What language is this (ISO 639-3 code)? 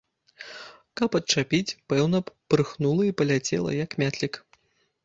bel